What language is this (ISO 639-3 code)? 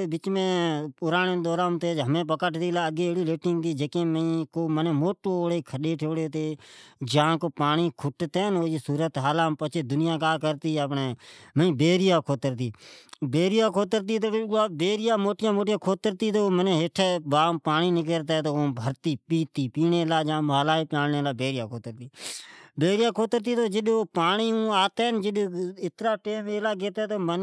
odk